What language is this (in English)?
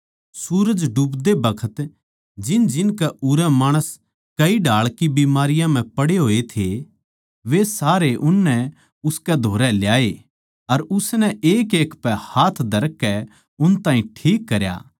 Haryanvi